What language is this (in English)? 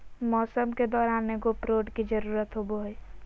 Magahi